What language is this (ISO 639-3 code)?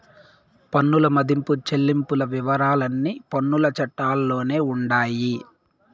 tel